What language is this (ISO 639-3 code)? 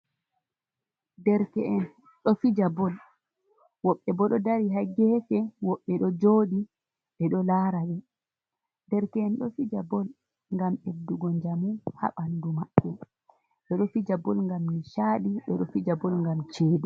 ful